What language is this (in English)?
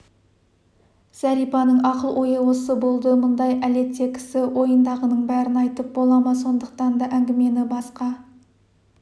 Kazakh